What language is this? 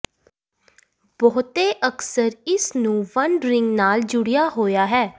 Punjabi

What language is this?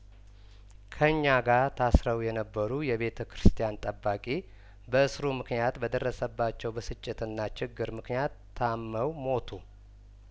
Amharic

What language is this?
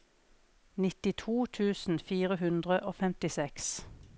Norwegian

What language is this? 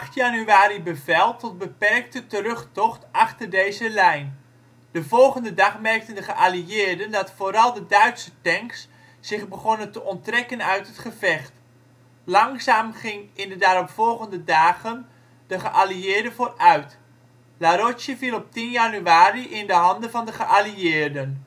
Dutch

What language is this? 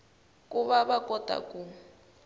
Tsonga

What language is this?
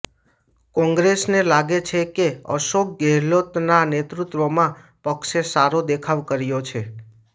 Gujarati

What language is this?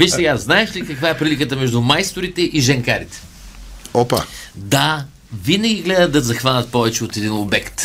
Bulgarian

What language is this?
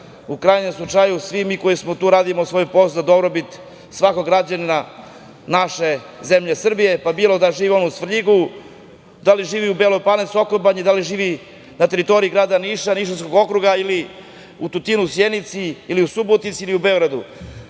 Serbian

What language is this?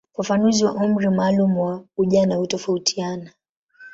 Swahili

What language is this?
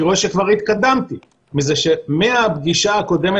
Hebrew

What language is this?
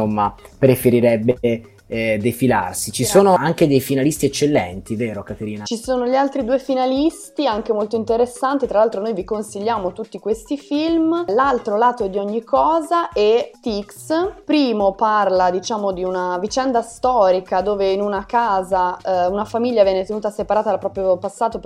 Italian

